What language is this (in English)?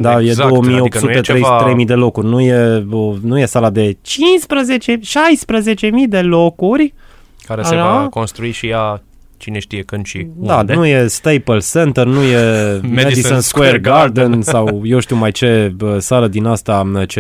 Romanian